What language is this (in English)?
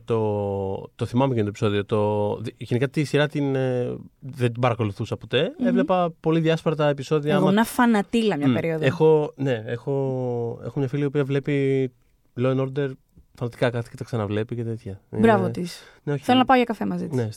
Greek